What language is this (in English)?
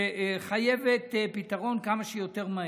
Hebrew